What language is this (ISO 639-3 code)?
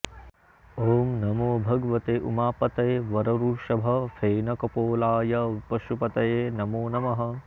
san